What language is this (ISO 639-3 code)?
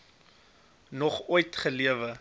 afr